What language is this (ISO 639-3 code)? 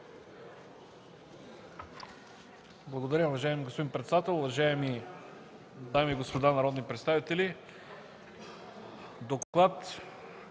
bul